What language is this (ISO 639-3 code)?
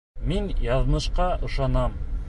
bak